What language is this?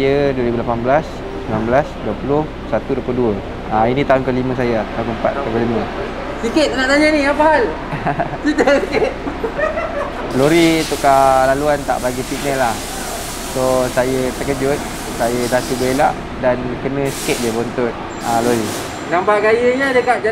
Malay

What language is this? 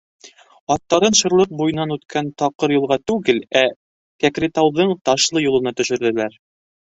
Bashkir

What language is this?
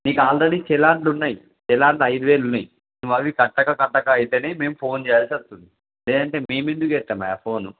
Telugu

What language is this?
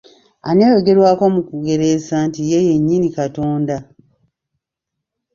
Ganda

